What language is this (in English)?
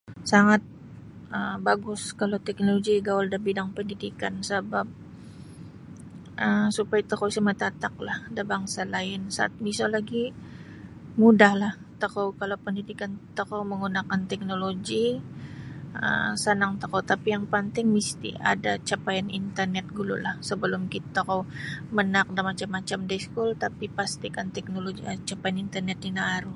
Sabah Bisaya